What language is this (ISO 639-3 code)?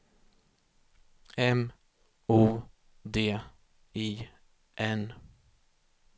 swe